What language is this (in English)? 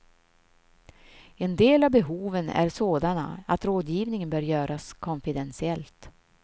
Swedish